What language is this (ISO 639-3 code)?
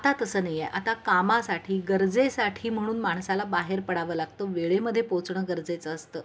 mar